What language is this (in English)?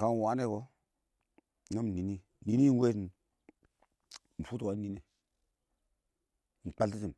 Awak